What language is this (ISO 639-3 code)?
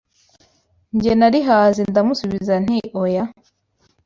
kin